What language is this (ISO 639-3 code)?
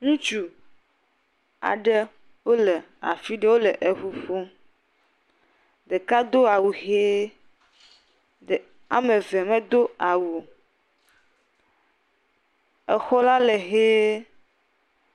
ewe